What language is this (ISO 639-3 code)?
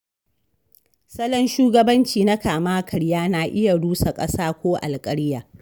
hau